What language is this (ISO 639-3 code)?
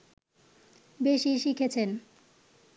ben